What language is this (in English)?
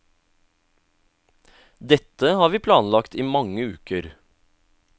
Norwegian